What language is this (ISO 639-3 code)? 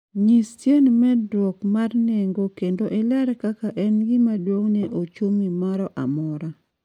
luo